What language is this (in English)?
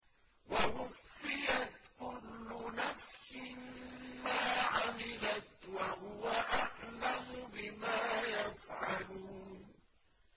Arabic